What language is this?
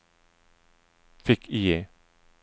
Swedish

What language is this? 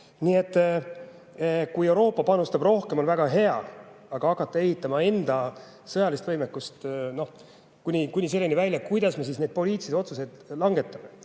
Estonian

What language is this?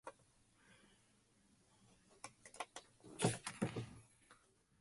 English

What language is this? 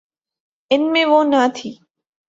Urdu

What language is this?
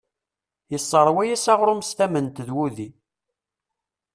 Kabyle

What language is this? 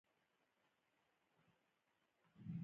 Pashto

